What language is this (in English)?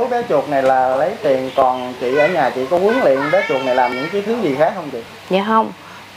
Vietnamese